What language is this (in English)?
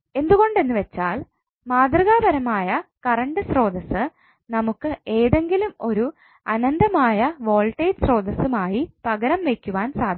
Malayalam